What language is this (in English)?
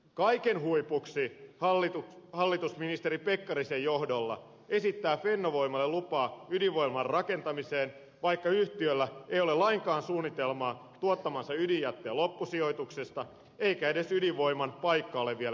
Finnish